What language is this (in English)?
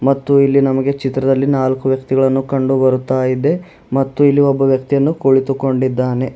Kannada